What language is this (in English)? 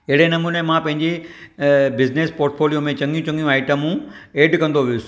Sindhi